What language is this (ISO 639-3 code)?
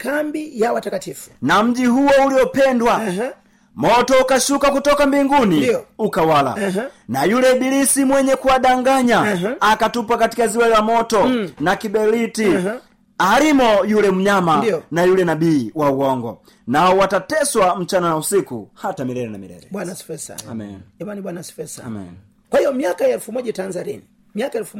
swa